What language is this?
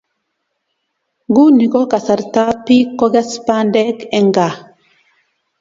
Kalenjin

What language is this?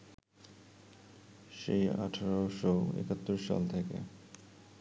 Bangla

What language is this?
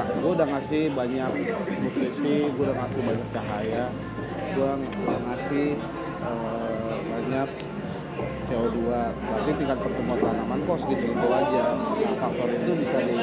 Indonesian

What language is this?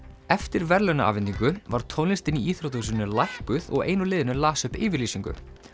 Icelandic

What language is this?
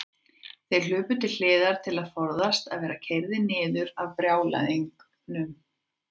Icelandic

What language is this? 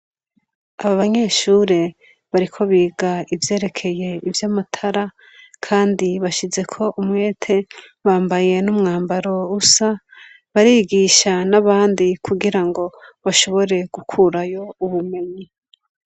Rundi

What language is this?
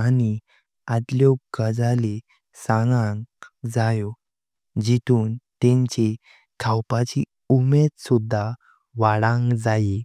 Konkani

